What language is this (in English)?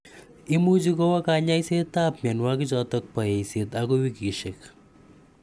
Kalenjin